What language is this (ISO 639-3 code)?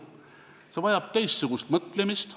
est